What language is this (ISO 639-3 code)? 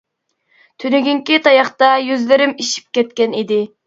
uig